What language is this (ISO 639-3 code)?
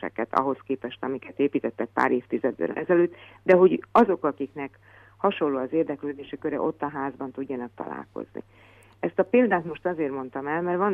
hun